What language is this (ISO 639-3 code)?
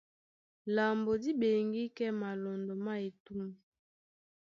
dua